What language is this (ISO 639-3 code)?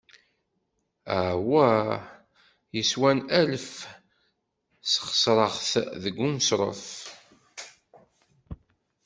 kab